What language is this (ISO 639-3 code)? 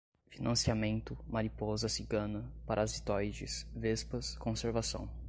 por